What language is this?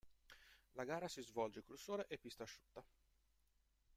Italian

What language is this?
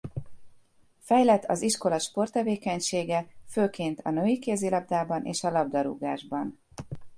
Hungarian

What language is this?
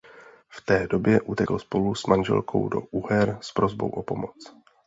Czech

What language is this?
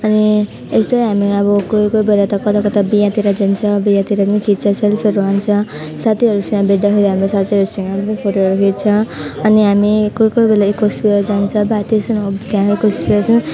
Nepali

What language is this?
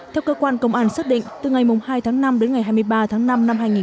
Vietnamese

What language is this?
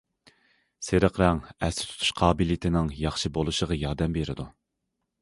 Uyghur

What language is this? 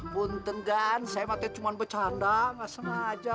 Indonesian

